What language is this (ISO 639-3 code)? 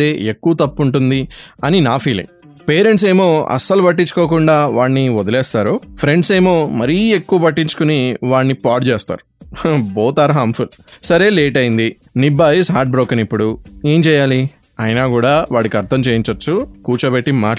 tel